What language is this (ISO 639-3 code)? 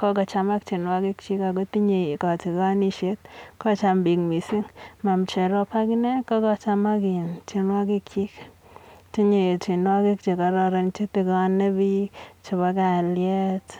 kln